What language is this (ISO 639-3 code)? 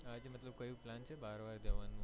guj